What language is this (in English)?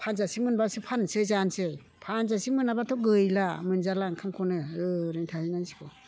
Bodo